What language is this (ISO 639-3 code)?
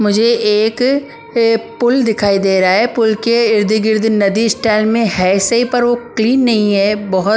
hin